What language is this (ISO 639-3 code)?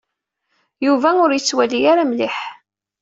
kab